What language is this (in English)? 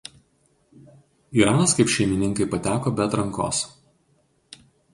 Lithuanian